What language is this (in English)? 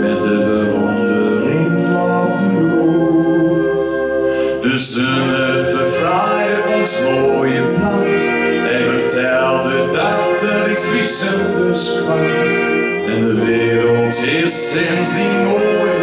Polish